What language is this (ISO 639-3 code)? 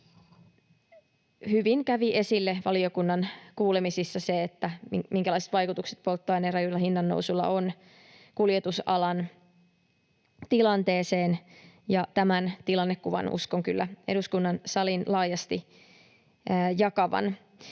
fin